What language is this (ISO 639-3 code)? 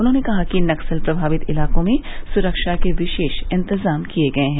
hin